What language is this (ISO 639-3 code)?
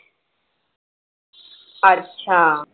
mar